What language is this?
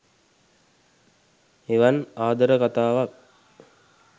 Sinhala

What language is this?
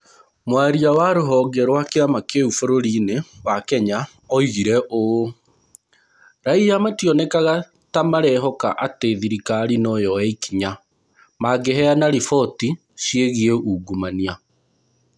Kikuyu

